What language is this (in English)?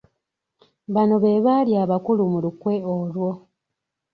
Ganda